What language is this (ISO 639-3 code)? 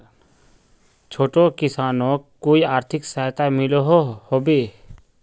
mag